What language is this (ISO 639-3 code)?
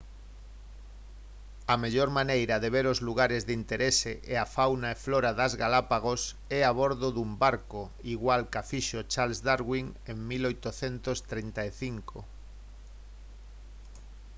glg